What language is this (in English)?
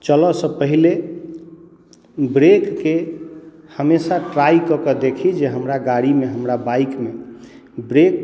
Maithili